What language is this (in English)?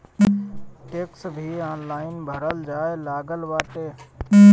Bhojpuri